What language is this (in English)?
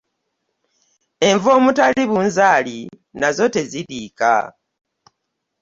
Ganda